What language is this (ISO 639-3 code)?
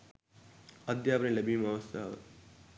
sin